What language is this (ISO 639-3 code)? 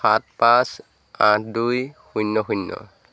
asm